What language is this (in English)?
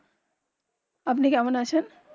Bangla